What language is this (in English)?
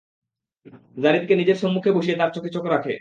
Bangla